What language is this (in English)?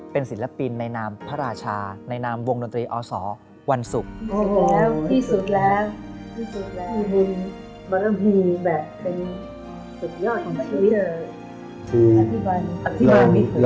Thai